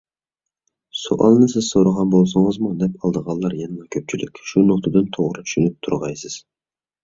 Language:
Uyghur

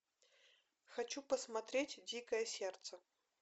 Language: Russian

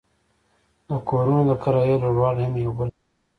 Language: Pashto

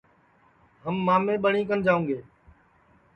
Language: Sansi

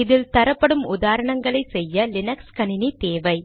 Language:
Tamil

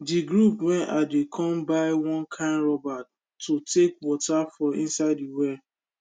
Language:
Nigerian Pidgin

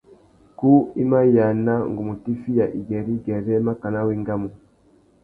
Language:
Tuki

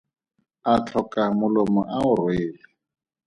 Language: Tswana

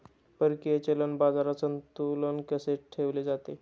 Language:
Marathi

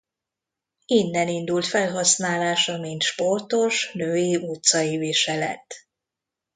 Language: Hungarian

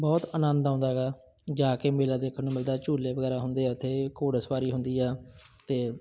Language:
Punjabi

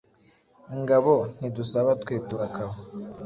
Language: Kinyarwanda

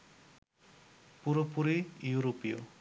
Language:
Bangla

